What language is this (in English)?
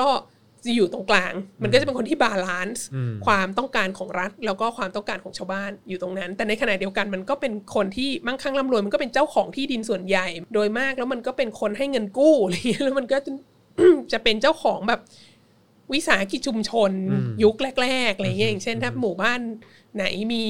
Thai